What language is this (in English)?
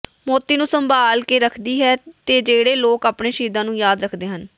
Punjabi